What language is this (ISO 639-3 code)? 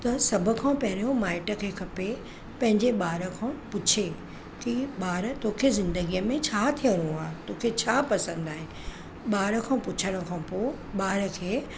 snd